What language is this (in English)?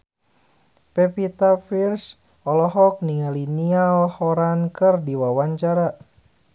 Sundanese